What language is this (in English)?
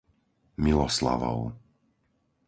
Slovak